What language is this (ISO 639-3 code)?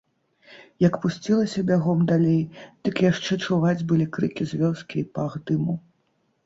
bel